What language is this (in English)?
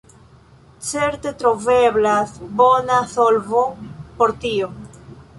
Esperanto